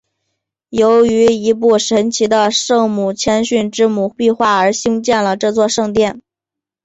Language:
Chinese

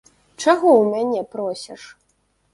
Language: Belarusian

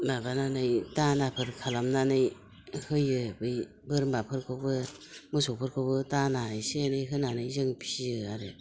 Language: Bodo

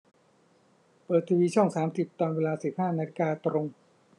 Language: Thai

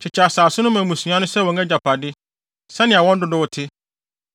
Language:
Akan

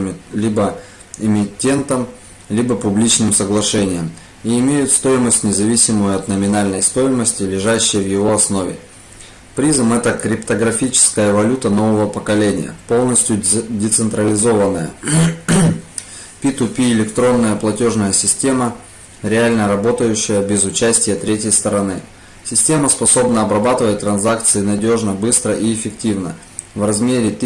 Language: Russian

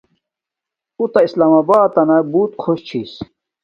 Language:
Domaaki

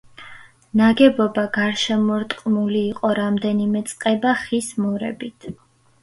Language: Georgian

